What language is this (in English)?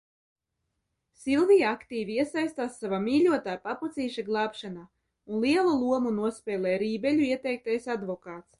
Latvian